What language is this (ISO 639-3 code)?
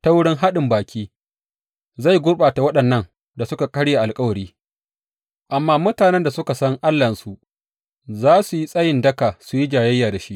hau